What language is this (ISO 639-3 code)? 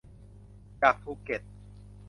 tha